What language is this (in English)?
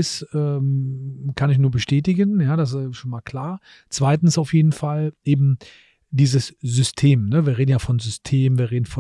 German